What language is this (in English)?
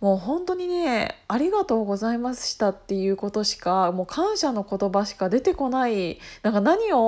Japanese